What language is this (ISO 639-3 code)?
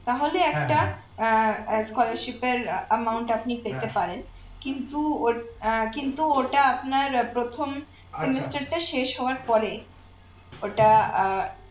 ben